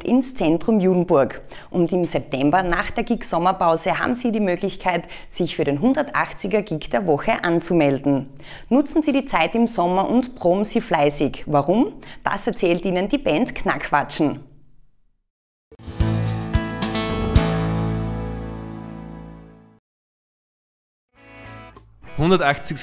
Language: German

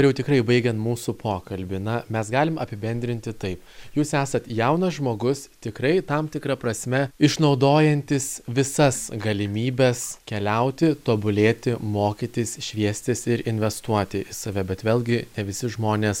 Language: Lithuanian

